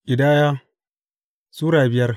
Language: Hausa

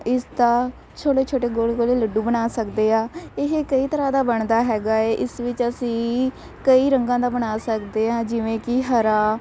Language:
Punjabi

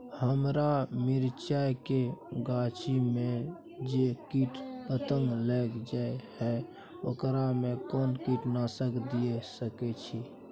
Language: Maithili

